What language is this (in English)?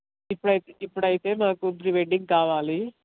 Telugu